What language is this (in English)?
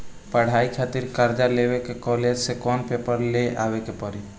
Bhojpuri